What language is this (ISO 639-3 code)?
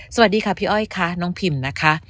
tha